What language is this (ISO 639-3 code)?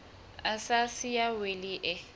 sot